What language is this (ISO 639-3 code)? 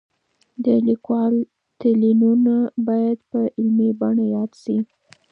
pus